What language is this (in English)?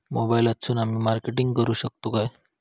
Marathi